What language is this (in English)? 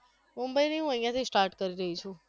Gujarati